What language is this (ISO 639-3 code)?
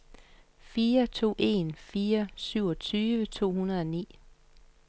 dan